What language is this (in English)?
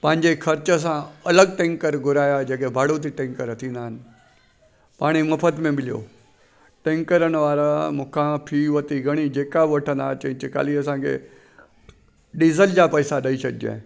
Sindhi